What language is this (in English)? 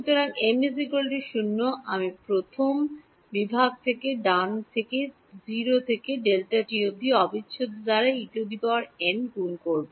Bangla